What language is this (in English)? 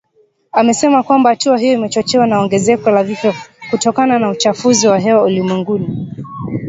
Swahili